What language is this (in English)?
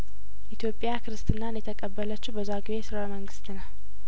Amharic